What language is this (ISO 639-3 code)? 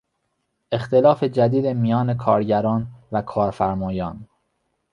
fas